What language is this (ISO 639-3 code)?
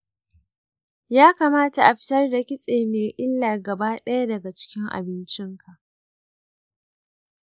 hau